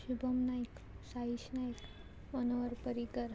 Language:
Konkani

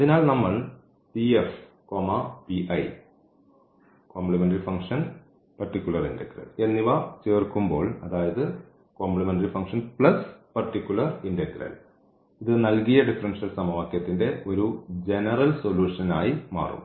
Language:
Malayalam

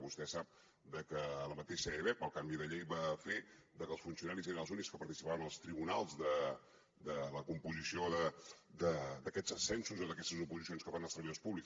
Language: Catalan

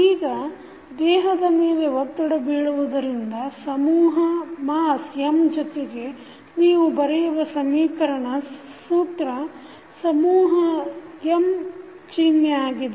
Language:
Kannada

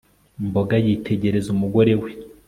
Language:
Kinyarwanda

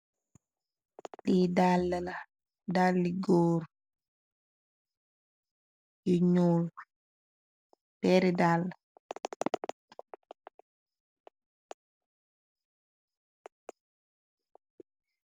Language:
Wolof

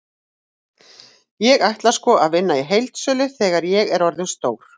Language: Icelandic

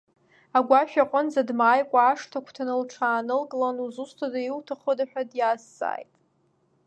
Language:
Abkhazian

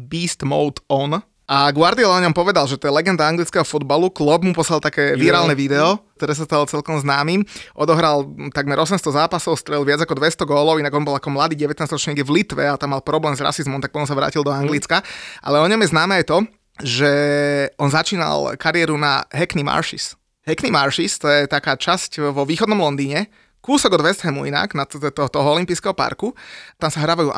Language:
Slovak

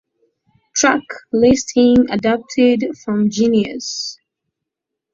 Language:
English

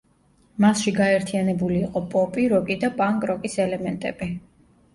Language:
Georgian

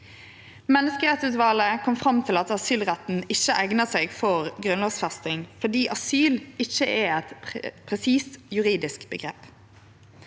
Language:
Norwegian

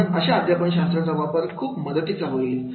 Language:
Marathi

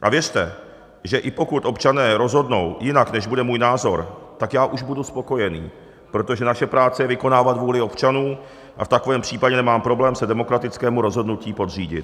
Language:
Czech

